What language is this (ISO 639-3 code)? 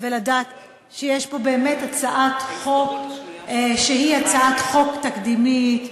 heb